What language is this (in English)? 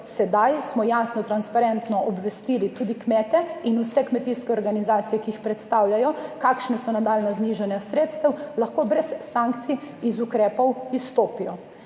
Slovenian